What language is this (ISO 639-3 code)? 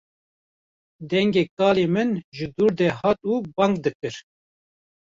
kur